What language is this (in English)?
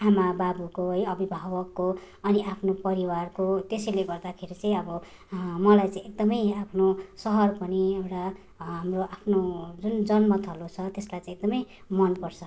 Nepali